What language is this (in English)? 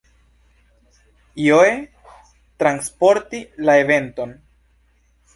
Esperanto